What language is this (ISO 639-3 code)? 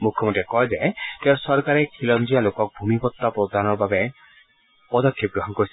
asm